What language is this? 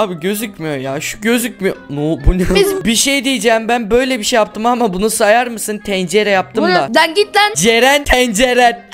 Turkish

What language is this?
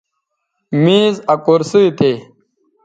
Bateri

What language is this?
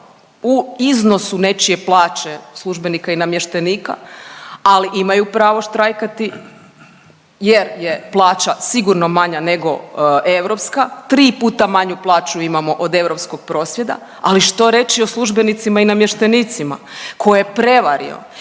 Croatian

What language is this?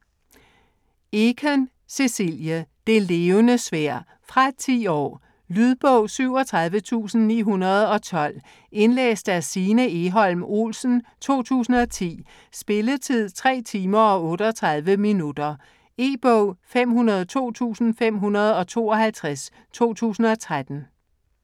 Danish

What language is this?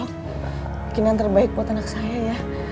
Indonesian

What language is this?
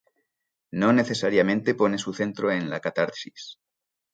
Spanish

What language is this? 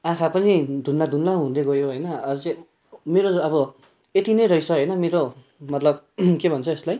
Nepali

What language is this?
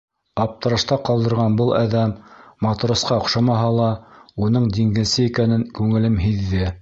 Bashkir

